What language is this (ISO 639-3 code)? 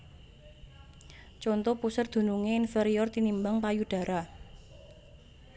jav